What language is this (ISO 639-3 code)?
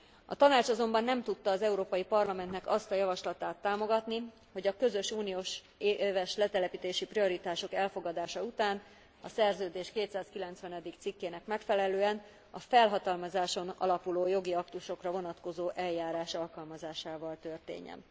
hun